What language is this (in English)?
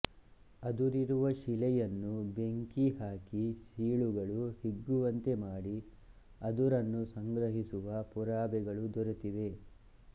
Kannada